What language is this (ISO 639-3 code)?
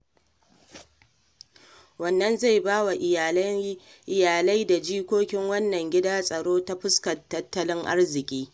hau